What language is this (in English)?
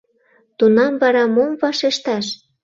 Mari